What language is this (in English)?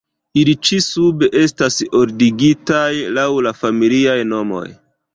Esperanto